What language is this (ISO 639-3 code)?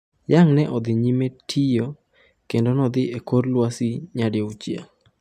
luo